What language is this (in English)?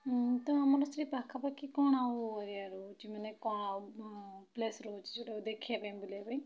Odia